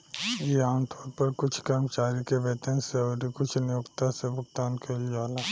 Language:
Bhojpuri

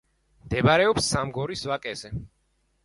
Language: Georgian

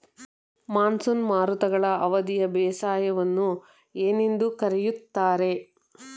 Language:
Kannada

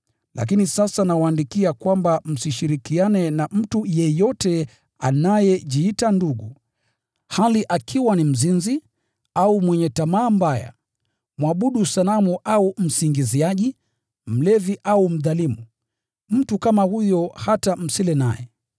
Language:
Swahili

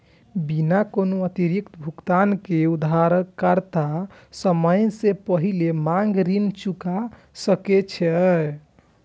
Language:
Maithili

